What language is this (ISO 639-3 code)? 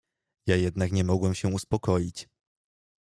pol